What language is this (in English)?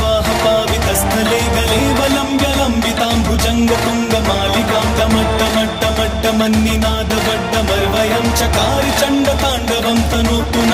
Arabic